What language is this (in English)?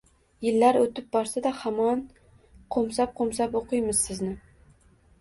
Uzbek